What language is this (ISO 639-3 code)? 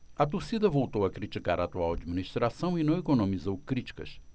por